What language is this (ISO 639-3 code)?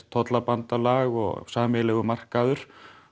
isl